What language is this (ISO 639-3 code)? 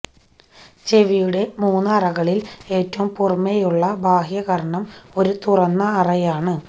mal